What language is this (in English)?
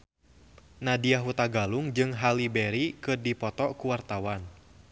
Sundanese